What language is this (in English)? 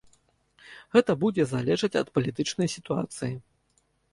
Belarusian